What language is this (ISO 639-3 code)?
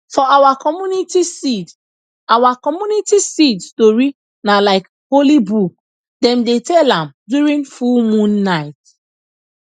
pcm